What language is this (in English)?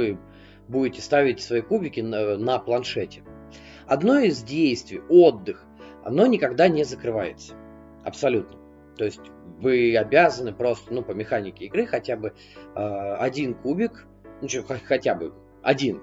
Russian